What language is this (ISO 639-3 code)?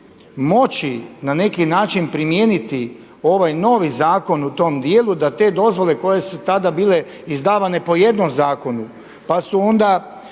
hrv